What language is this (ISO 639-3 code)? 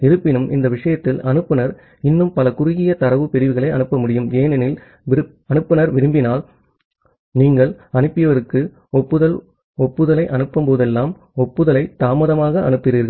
tam